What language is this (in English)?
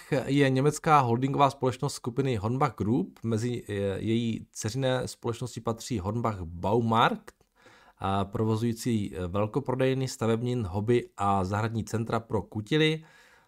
Czech